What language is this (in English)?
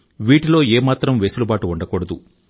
Telugu